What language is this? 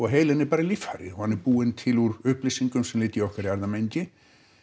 Icelandic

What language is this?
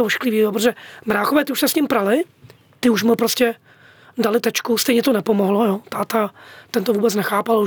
Czech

